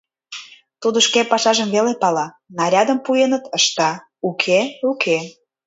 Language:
Mari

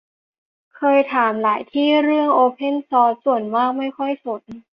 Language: Thai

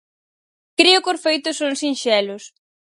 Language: Galician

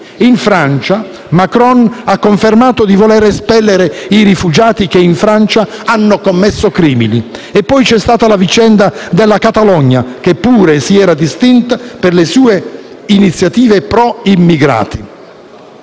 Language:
Italian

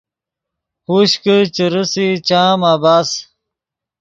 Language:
Yidgha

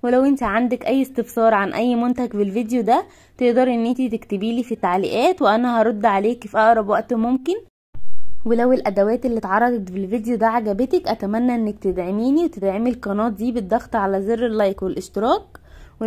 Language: Arabic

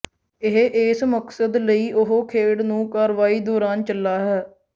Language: Punjabi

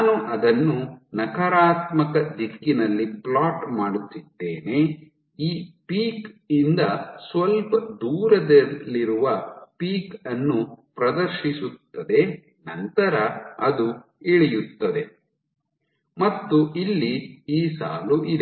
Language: Kannada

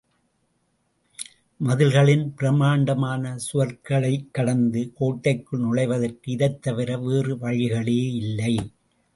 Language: Tamil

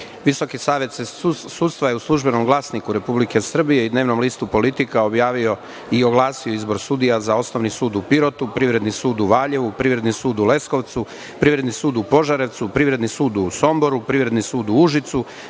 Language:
Serbian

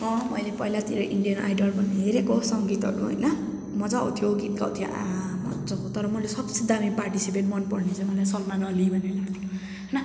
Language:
Nepali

